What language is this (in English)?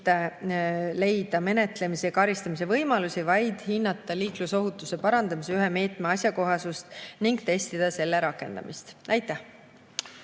Estonian